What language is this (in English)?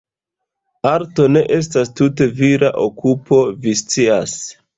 Esperanto